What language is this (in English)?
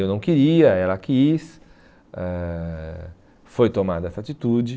Portuguese